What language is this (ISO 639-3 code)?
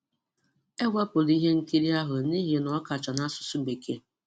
ibo